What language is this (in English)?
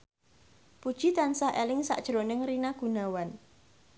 Javanese